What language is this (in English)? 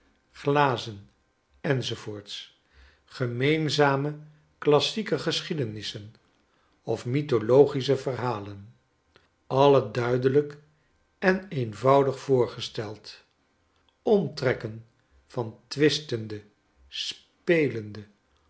Dutch